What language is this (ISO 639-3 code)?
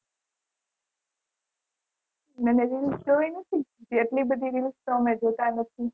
guj